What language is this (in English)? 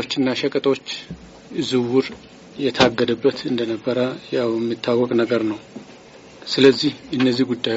Amharic